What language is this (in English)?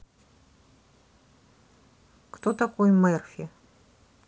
Russian